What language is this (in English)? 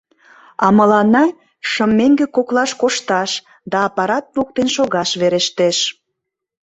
Mari